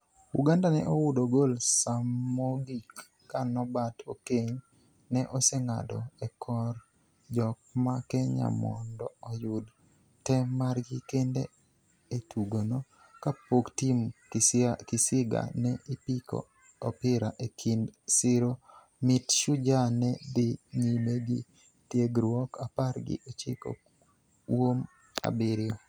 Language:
Luo (Kenya and Tanzania)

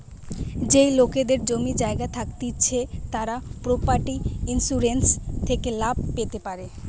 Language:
Bangla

